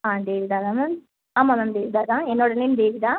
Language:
Tamil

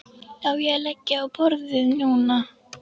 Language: Icelandic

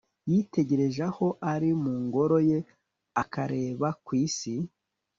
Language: Kinyarwanda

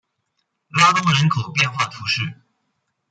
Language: Chinese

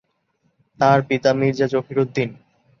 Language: Bangla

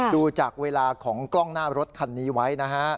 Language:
Thai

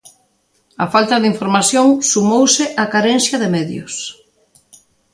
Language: Galician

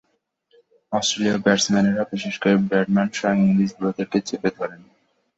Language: Bangla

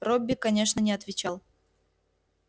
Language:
Russian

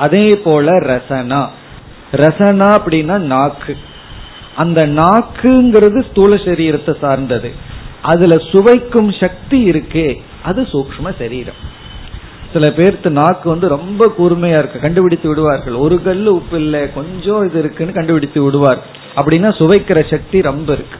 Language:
Tamil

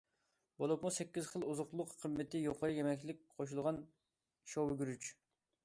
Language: Uyghur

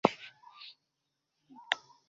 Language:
Swahili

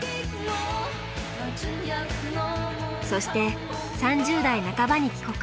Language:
Japanese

